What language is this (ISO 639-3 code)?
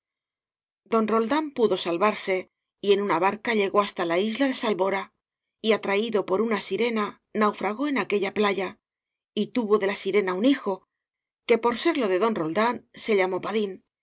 spa